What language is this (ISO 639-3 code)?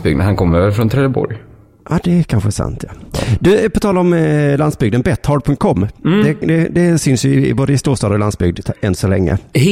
swe